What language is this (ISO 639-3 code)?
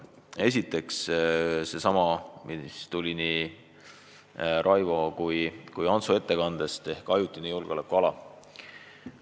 est